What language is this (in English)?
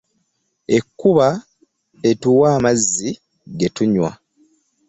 Ganda